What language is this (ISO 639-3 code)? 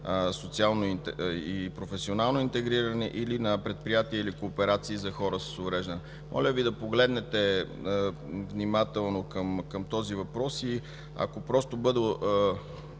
bul